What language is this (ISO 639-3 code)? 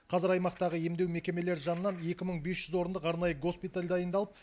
kaz